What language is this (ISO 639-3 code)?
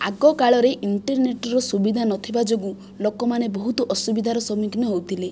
ori